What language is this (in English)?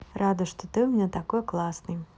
Russian